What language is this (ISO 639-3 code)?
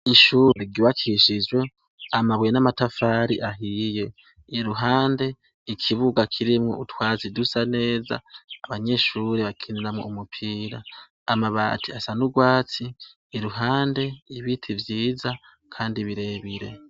run